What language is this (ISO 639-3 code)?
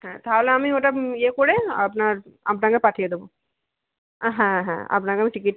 ben